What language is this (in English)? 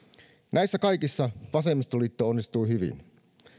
Finnish